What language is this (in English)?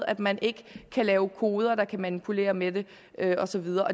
Danish